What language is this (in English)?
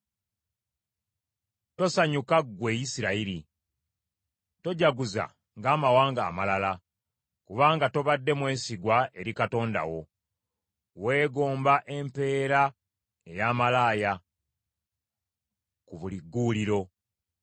Ganda